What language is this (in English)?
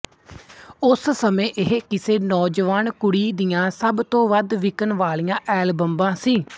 Punjabi